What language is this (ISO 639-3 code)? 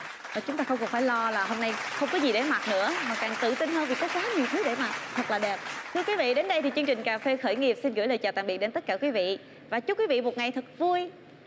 vie